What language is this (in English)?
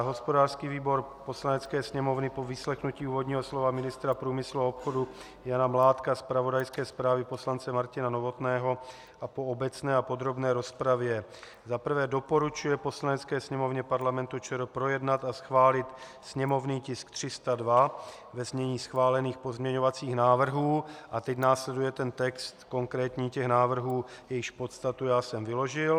Czech